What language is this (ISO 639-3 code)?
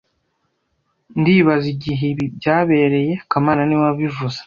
kin